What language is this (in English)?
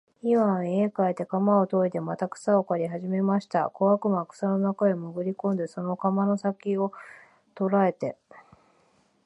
Japanese